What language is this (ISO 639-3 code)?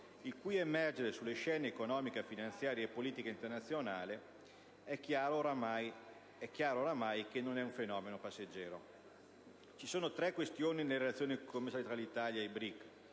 ita